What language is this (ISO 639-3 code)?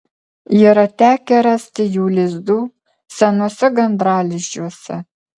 lit